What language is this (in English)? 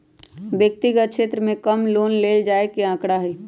Magahi